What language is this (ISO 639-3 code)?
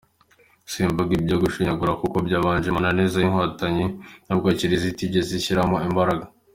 kin